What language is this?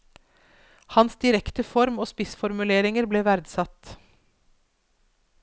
Norwegian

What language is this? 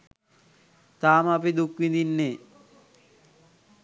Sinhala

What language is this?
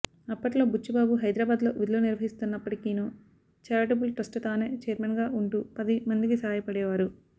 Telugu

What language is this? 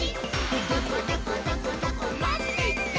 Japanese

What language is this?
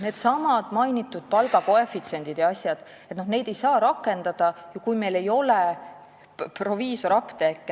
Estonian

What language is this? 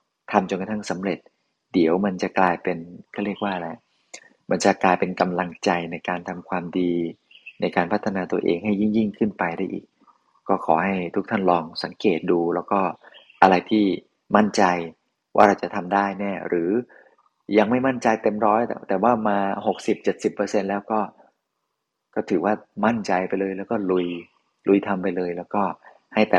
Thai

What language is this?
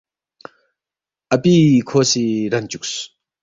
Balti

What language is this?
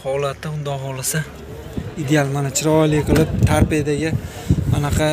Turkish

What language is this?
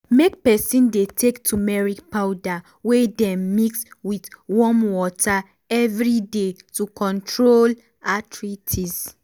Nigerian Pidgin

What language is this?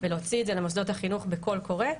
Hebrew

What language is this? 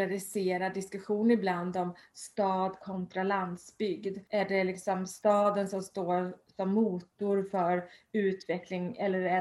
Swedish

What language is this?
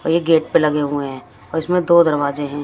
Hindi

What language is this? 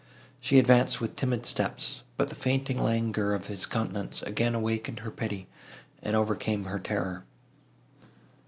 English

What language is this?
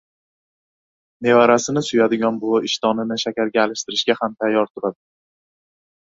Uzbek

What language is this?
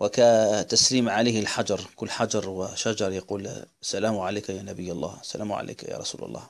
Arabic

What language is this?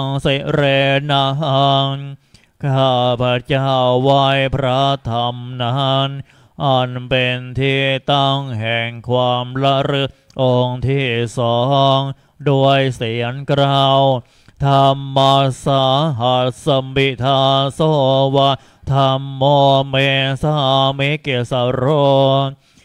Thai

